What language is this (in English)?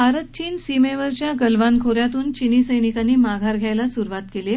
Marathi